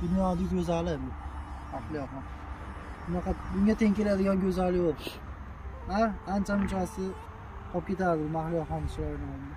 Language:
Turkish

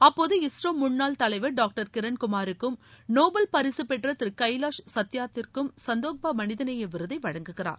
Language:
Tamil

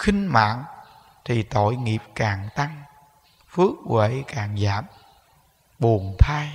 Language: Vietnamese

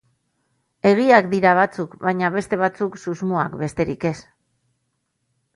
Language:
Basque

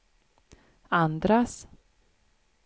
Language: Swedish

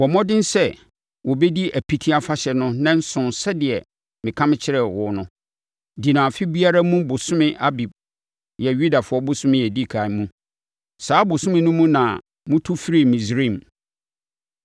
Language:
Akan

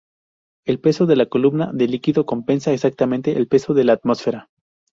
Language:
Spanish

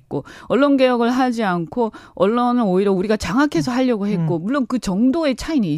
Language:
Korean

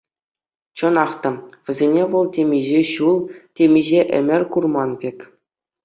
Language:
Chuvash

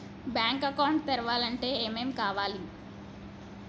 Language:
Telugu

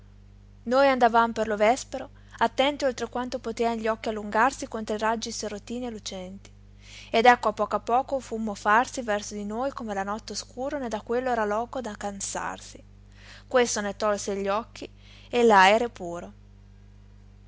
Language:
Italian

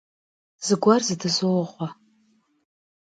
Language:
Kabardian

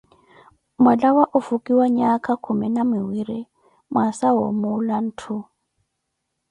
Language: Koti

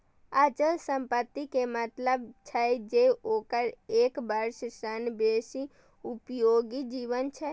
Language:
Maithili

